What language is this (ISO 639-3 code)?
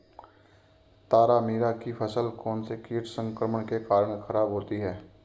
hin